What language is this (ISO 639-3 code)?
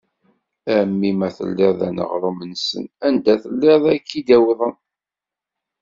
kab